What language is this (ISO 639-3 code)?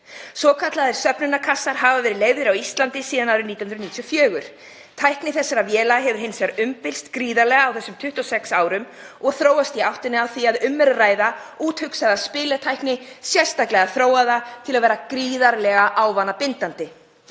isl